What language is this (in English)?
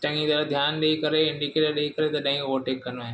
Sindhi